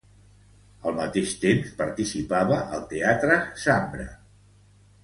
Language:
Catalan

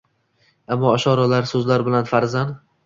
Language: Uzbek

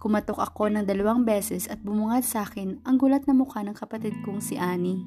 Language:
Filipino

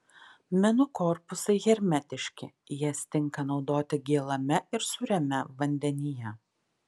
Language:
Lithuanian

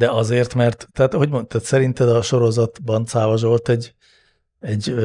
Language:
Hungarian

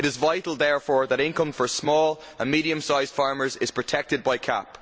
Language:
English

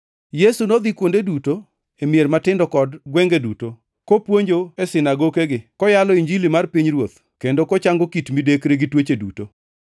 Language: Luo (Kenya and Tanzania)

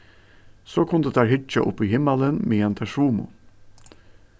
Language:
Faroese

